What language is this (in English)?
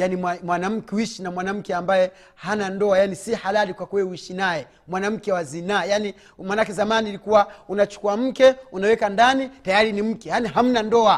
Swahili